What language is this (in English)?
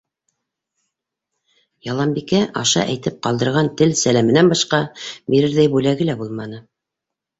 Bashkir